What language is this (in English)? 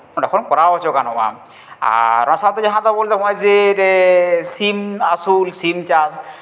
Santali